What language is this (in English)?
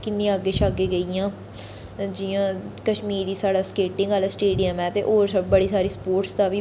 Dogri